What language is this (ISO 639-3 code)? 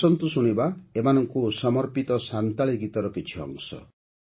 ori